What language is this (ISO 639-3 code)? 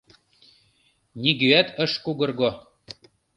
chm